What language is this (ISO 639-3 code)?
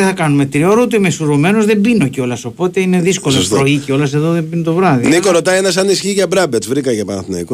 ell